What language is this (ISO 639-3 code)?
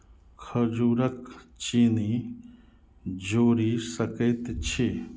mai